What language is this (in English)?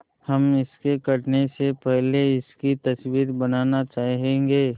Hindi